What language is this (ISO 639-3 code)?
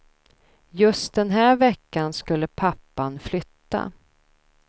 swe